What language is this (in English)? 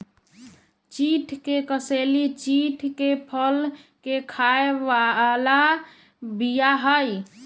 Magahi